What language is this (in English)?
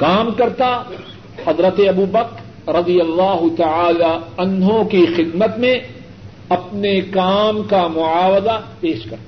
Urdu